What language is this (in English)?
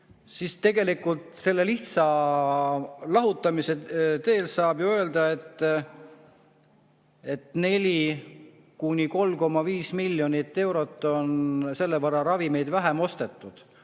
Estonian